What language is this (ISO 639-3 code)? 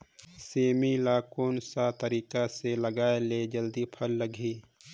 hne